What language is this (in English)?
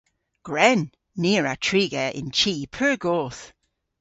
Cornish